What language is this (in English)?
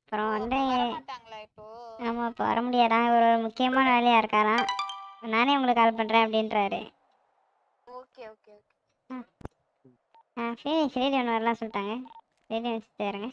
Tamil